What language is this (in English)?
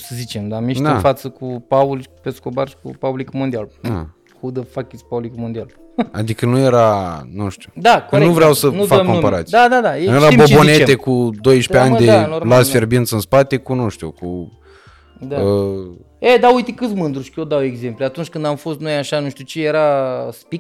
Romanian